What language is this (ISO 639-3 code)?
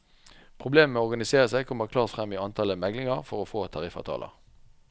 nor